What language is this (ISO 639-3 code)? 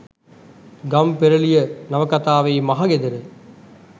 sin